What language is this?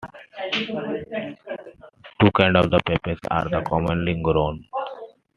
English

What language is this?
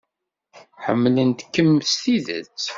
Kabyle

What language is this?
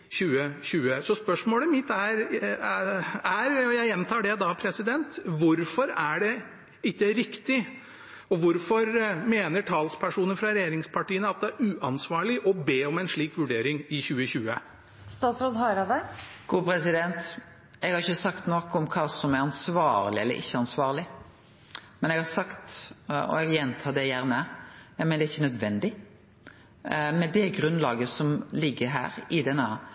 Norwegian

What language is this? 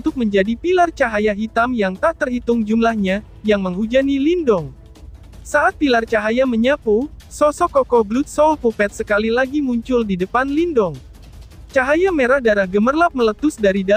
Indonesian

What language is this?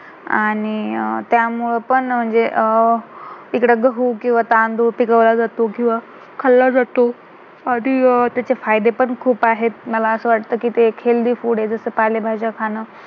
Marathi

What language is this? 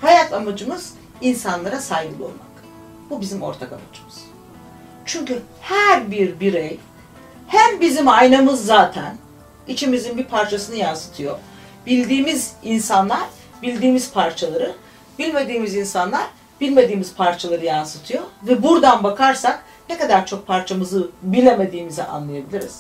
Turkish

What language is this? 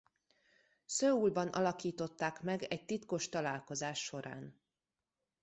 Hungarian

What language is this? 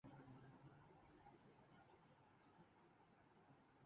Urdu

